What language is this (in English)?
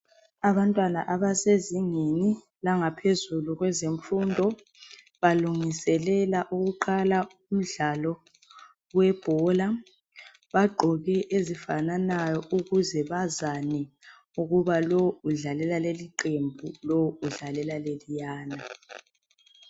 North Ndebele